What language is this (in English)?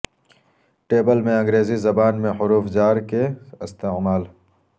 Urdu